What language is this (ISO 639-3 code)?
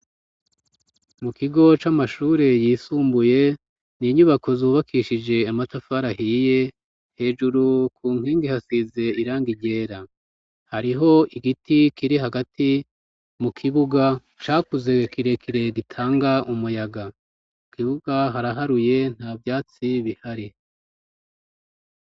run